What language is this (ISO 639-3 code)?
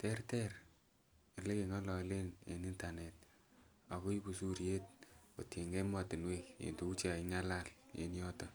kln